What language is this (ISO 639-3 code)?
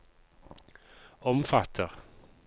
nor